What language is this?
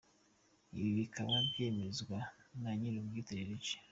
Kinyarwanda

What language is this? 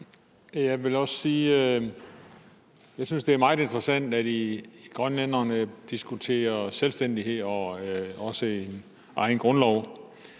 Danish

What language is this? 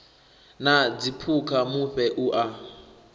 Venda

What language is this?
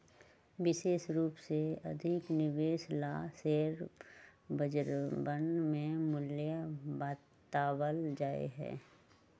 Magahi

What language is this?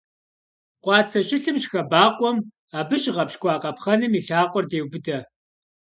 Kabardian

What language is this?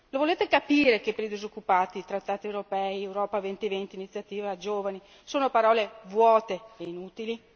Italian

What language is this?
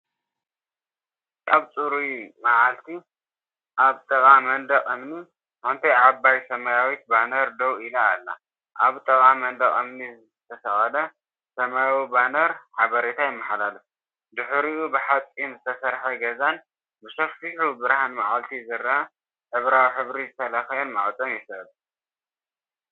Tigrinya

